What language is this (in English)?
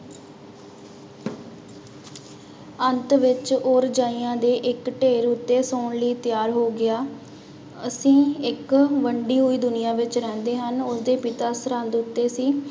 Punjabi